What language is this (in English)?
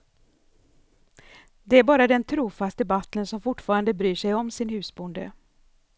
Swedish